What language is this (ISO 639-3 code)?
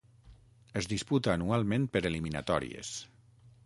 cat